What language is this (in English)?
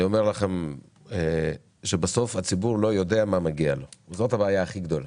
Hebrew